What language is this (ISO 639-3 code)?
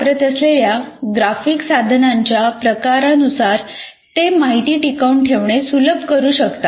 mar